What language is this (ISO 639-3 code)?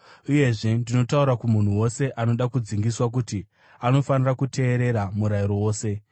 sna